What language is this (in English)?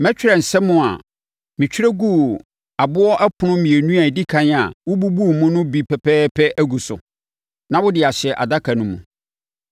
Akan